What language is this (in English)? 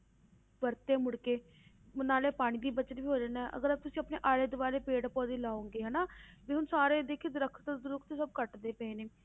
Punjabi